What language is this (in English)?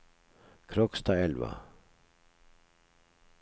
Norwegian